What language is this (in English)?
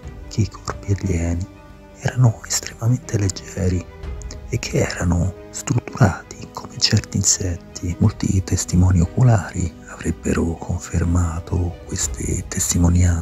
Italian